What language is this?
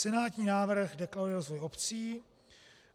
Czech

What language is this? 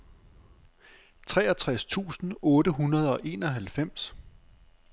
Danish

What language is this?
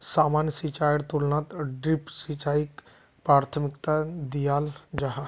Magahi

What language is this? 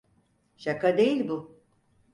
Turkish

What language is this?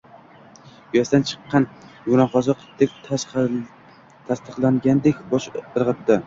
Uzbek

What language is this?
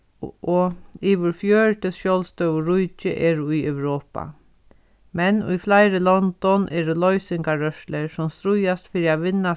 Faroese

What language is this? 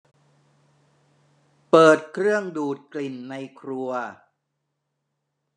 Thai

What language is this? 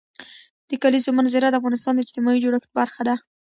Pashto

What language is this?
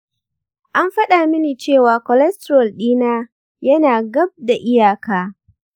Hausa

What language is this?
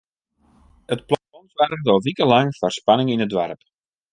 Western Frisian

